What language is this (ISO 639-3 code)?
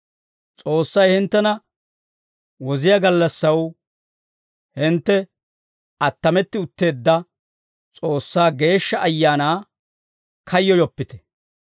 dwr